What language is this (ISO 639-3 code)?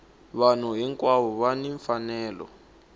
tso